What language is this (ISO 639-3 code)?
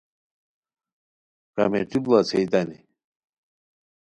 khw